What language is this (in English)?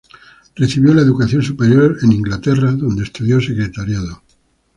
Spanish